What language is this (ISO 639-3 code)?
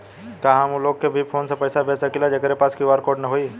bho